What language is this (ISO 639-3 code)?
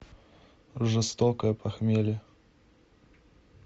rus